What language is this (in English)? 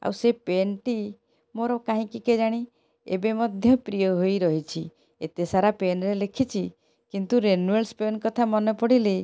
Odia